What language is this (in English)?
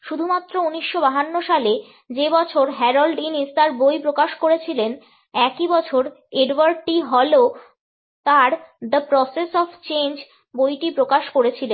Bangla